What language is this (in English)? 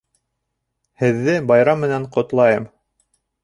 Bashkir